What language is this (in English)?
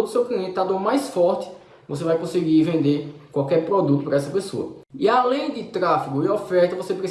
Portuguese